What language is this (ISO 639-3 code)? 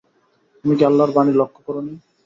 ben